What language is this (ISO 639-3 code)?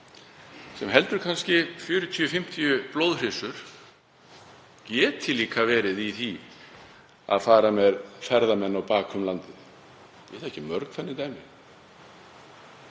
isl